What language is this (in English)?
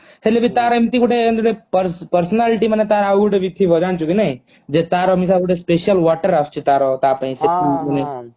Odia